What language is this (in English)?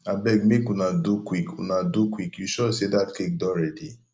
Nigerian Pidgin